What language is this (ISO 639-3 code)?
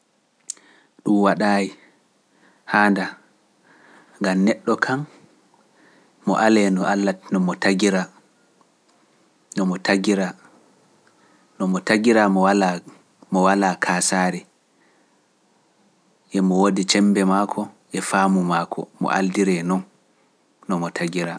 fuf